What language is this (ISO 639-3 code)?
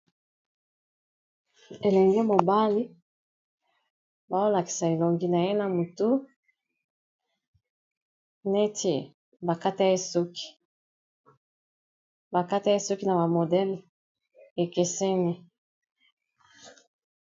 lin